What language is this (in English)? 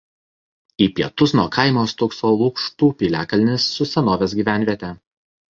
Lithuanian